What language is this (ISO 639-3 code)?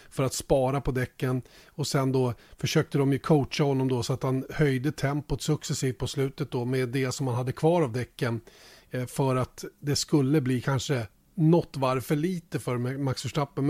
swe